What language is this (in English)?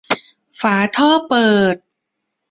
Thai